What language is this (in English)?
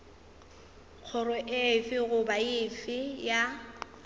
Northern Sotho